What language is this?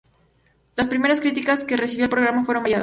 Spanish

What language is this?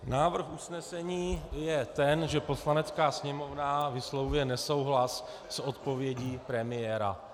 Czech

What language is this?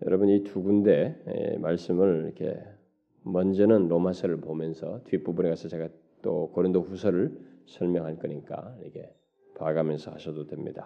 Korean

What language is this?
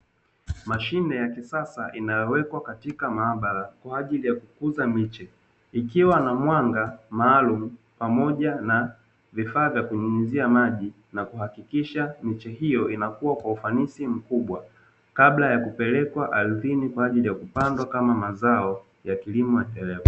Swahili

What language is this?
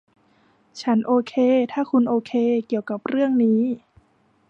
Thai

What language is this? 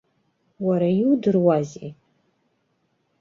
Abkhazian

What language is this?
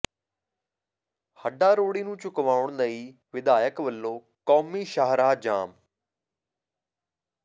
Punjabi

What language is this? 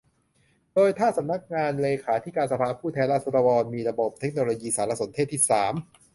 Thai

